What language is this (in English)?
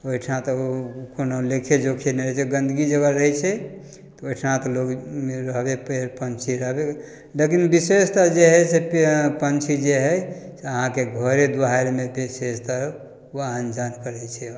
Maithili